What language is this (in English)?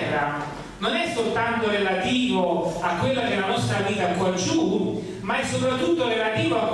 Italian